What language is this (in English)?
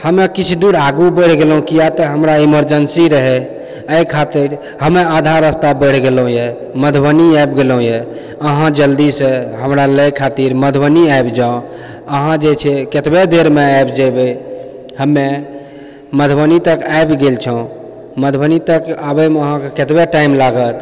Maithili